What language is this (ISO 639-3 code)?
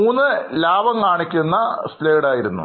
mal